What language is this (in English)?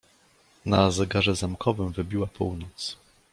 Polish